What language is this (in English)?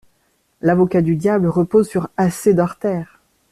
French